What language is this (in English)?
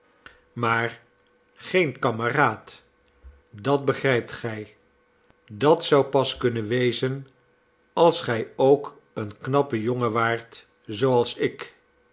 Dutch